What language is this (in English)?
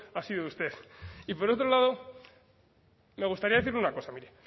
Spanish